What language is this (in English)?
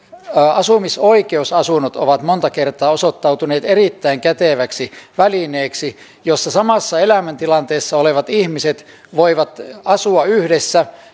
Finnish